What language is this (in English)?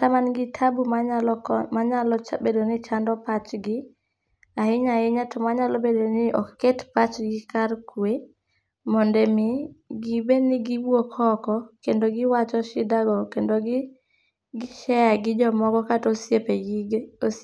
Luo (Kenya and Tanzania)